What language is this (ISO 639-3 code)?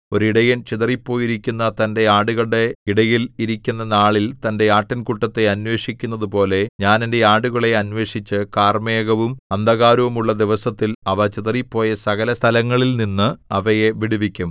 mal